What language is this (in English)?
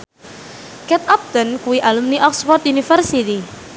Javanese